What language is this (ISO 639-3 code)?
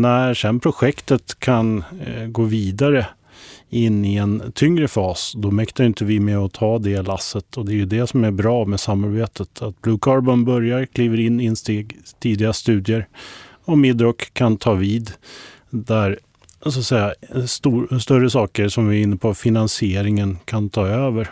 swe